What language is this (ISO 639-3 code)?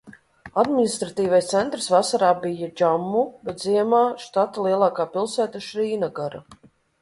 lav